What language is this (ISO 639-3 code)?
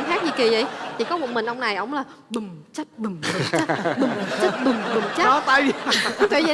vie